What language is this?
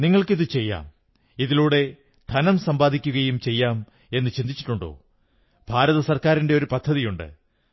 Malayalam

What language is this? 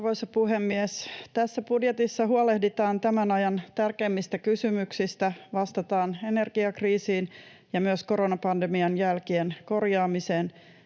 Finnish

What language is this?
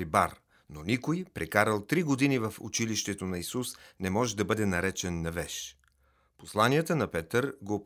Bulgarian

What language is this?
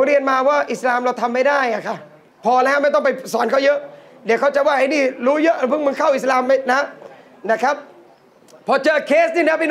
Thai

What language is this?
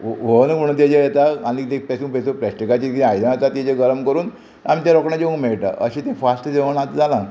Konkani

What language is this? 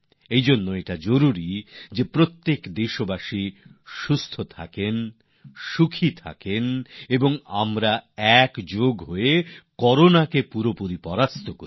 Bangla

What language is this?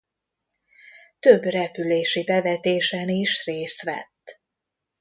Hungarian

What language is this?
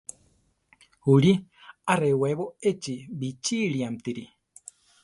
Central Tarahumara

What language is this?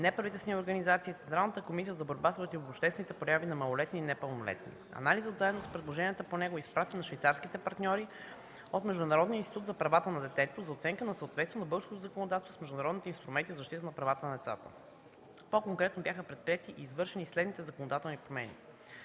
Bulgarian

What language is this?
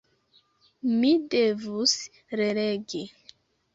Esperanto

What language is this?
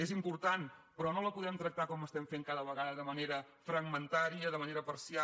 Catalan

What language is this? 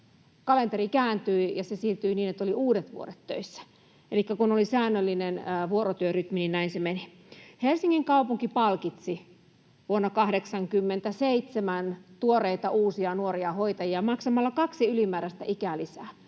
Finnish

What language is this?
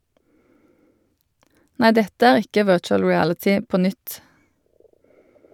Norwegian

